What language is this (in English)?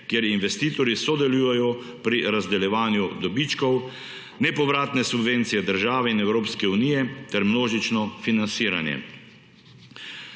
Slovenian